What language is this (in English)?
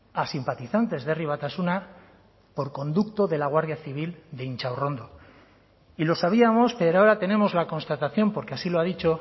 Spanish